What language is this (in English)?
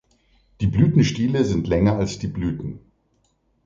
German